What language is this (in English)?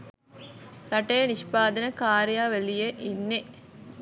Sinhala